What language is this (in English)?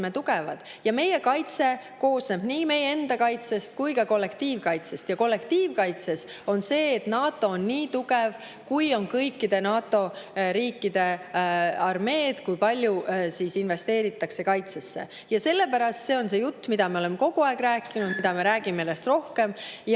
Estonian